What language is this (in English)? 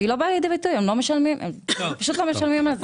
Hebrew